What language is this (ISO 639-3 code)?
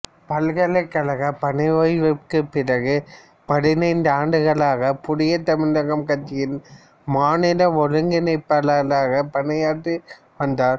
tam